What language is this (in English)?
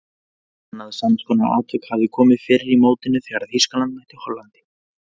Icelandic